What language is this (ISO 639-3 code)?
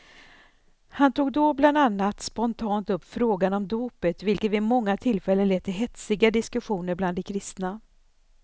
swe